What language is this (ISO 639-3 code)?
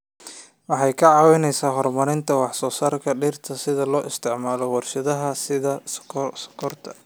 som